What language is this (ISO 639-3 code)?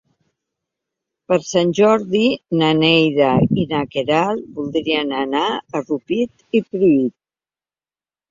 cat